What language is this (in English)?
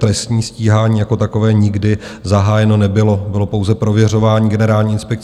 Czech